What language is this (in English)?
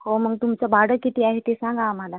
Marathi